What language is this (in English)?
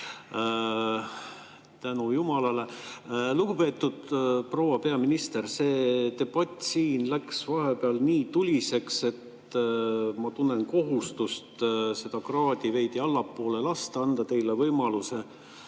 Estonian